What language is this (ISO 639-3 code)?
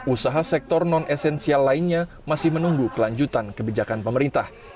ind